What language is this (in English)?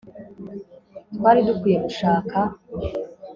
Kinyarwanda